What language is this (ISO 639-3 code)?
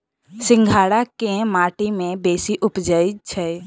mai